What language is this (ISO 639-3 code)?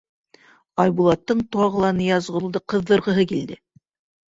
bak